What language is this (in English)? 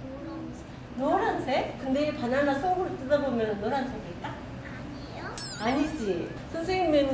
Korean